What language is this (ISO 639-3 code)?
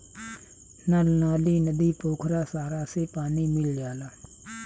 bho